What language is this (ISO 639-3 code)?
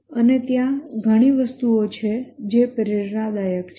guj